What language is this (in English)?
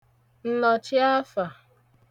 Igbo